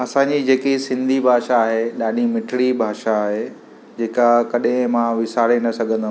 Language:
Sindhi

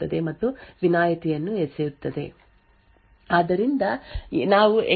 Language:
Kannada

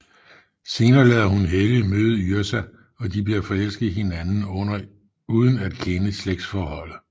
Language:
Danish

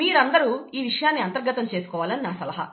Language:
Telugu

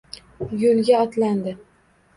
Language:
Uzbek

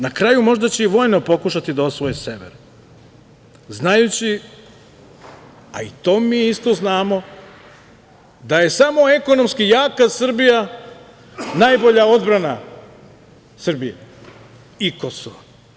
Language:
Serbian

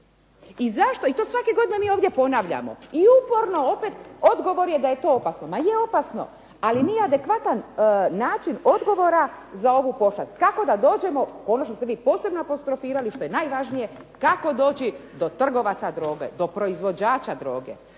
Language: Croatian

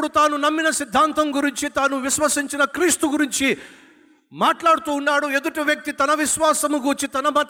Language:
Telugu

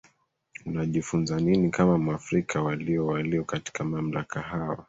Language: Swahili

